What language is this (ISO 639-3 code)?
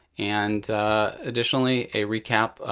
eng